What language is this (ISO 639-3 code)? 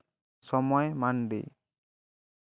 sat